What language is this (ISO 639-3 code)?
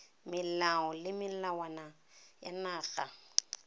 tsn